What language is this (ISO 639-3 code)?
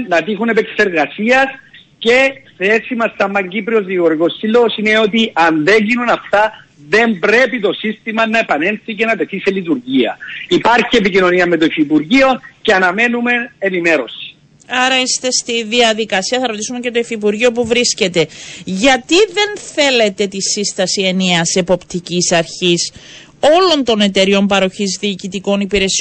ell